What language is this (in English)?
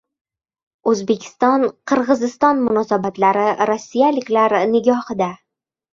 Uzbek